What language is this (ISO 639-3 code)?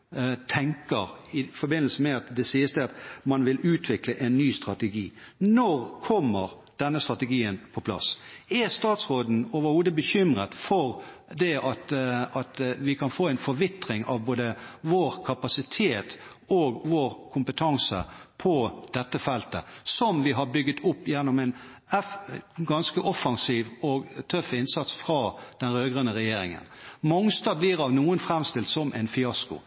nob